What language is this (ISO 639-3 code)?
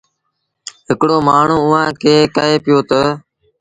sbn